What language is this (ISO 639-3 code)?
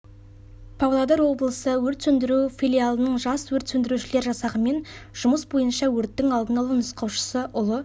kaz